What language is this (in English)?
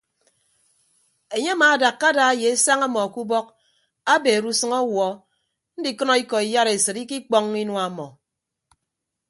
Ibibio